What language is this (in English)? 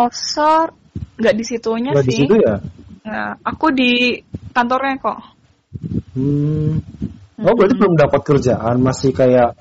Indonesian